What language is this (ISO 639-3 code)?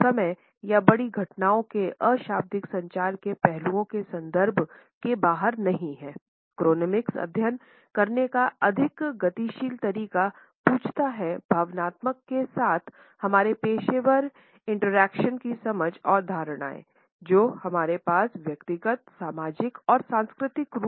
hin